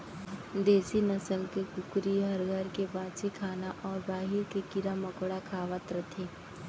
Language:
Chhattisgarhi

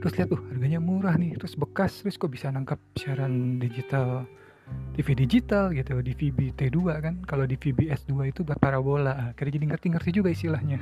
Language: Indonesian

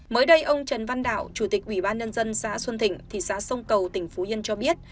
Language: Vietnamese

